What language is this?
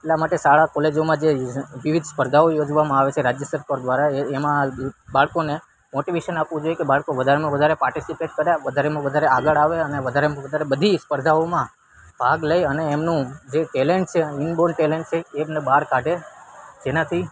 Gujarati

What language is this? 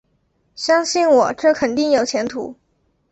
Chinese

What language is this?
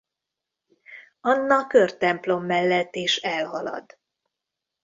Hungarian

